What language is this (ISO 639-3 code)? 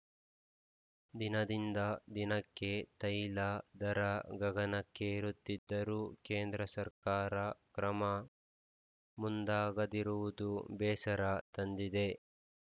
kan